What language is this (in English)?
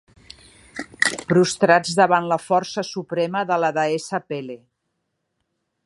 Catalan